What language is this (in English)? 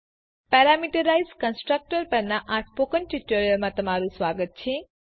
Gujarati